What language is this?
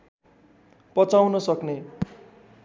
Nepali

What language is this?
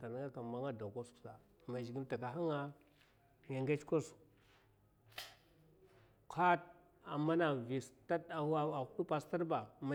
Mafa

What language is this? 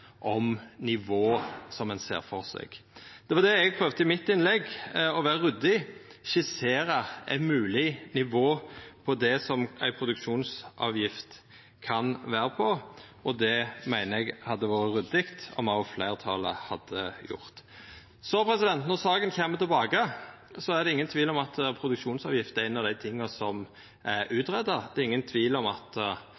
Norwegian Nynorsk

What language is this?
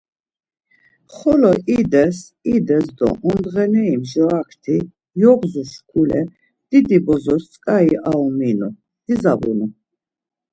Laz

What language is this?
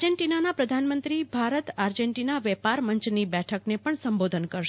Gujarati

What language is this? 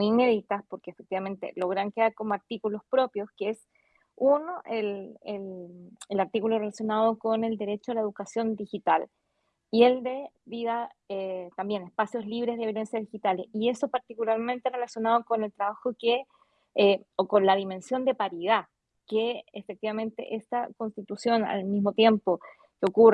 Spanish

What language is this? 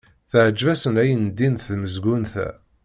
Kabyle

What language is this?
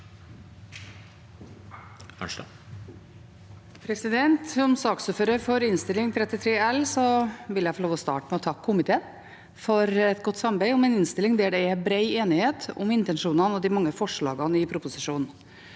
Norwegian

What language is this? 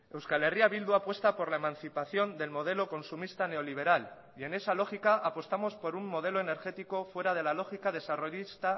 Spanish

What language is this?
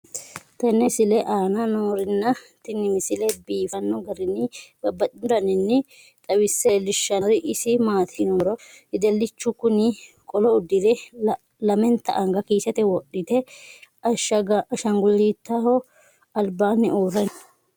Sidamo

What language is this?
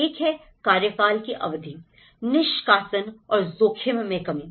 Hindi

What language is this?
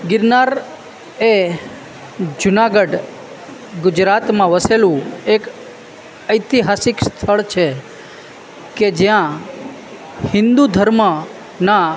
Gujarati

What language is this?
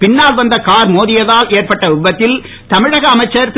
Tamil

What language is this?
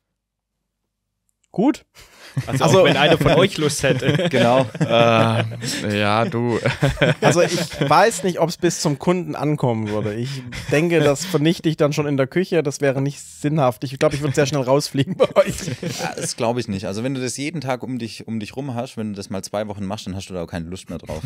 German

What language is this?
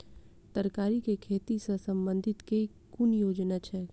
Maithili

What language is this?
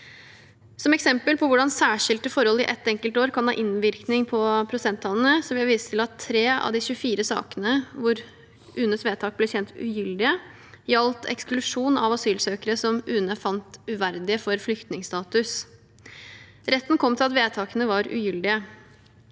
Norwegian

